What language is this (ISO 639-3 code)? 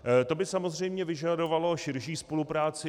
ces